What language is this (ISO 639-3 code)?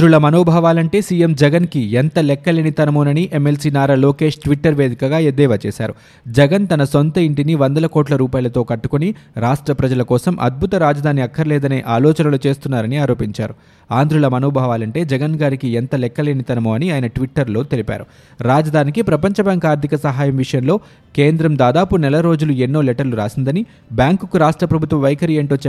tel